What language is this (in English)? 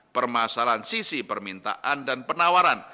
Indonesian